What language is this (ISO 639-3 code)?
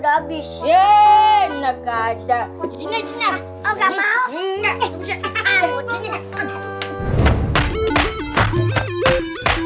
ind